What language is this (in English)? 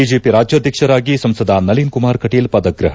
Kannada